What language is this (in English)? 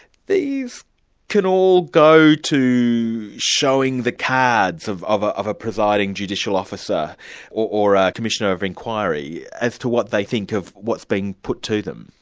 English